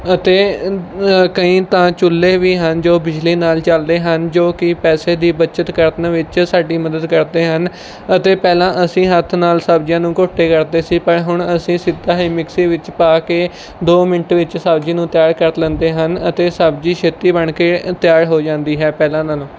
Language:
Punjabi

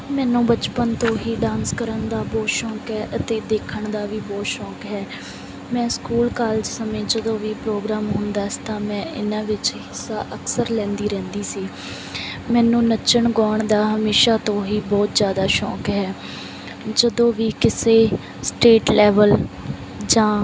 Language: Punjabi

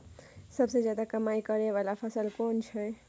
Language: Maithili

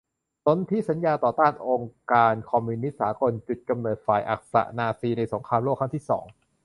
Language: Thai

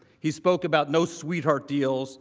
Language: English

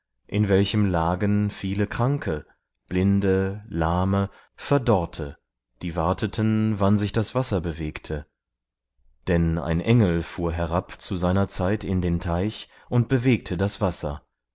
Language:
German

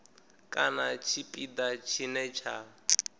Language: Venda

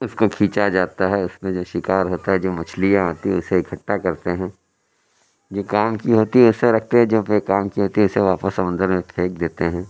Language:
Urdu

